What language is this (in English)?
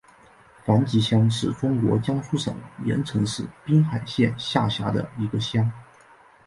Chinese